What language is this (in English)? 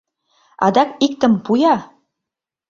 Mari